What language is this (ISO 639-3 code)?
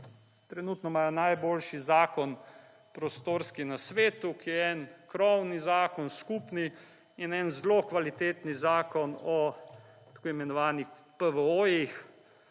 slv